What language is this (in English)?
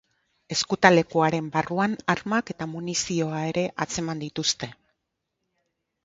Basque